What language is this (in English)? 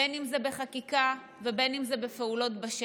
Hebrew